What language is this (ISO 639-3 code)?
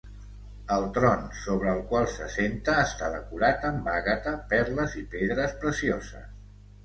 cat